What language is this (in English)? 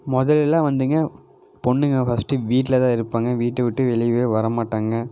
Tamil